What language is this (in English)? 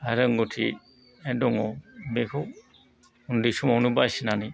Bodo